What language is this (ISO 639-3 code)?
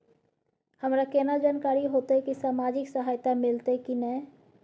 mai